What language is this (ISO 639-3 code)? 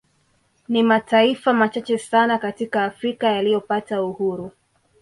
swa